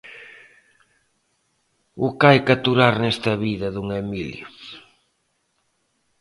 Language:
Galician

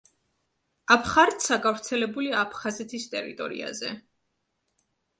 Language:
Georgian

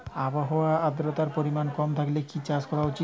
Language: Bangla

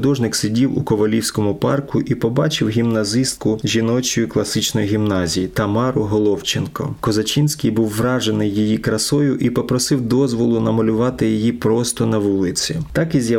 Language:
Ukrainian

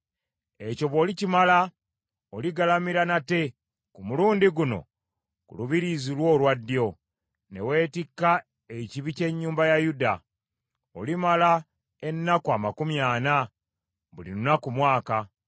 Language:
Ganda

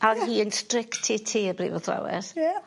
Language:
Welsh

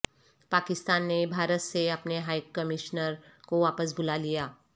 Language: Urdu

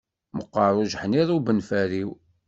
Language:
Kabyle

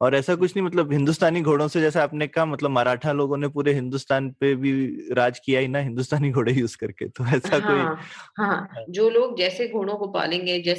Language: Hindi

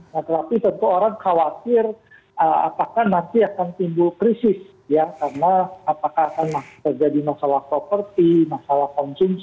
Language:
Indonesian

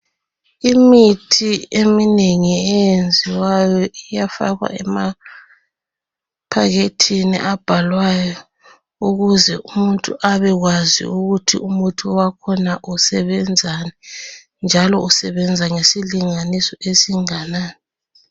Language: North Ndebele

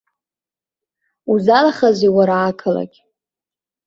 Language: Abkhazian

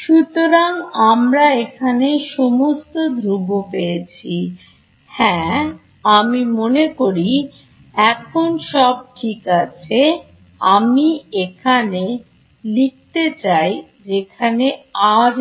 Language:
Bangla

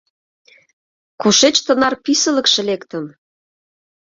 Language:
Mari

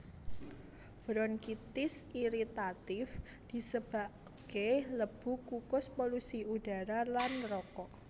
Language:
Javanese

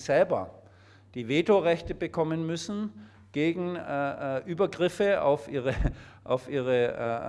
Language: German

